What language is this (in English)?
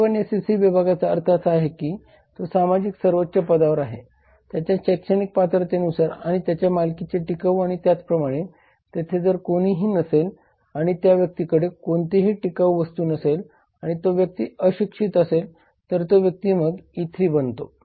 Marathi